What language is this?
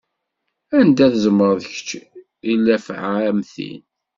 Kabyle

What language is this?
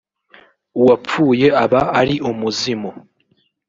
Kinyarwanda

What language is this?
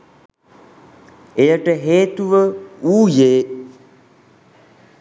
Sinhala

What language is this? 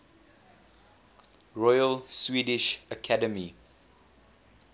English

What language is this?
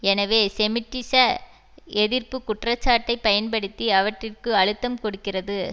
Tamil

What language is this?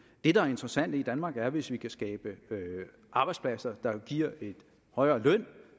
Danish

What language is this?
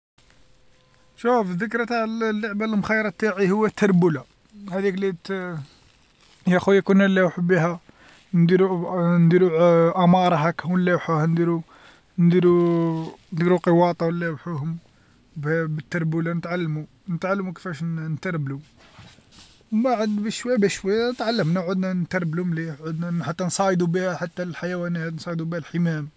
Algerian Arabic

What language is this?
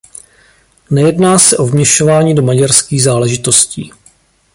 Czech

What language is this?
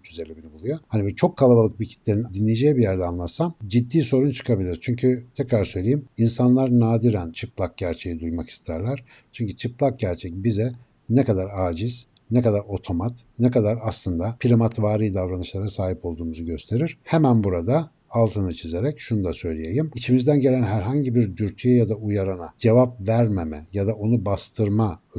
Turkish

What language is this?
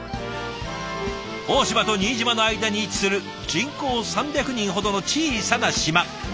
Japanese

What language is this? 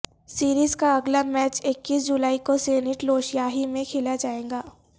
Urdu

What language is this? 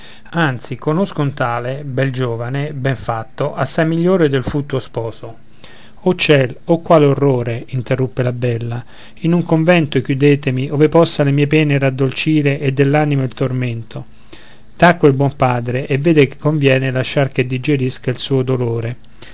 Italian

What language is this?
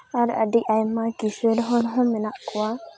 Santali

